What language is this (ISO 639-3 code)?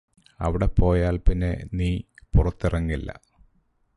mal